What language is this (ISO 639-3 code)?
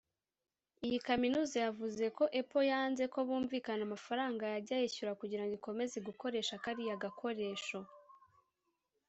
kin